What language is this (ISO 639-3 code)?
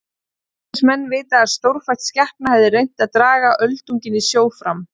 isl